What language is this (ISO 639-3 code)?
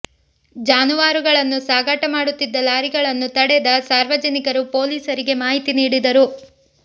kan